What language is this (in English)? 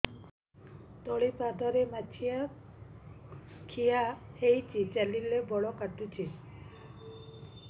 Odia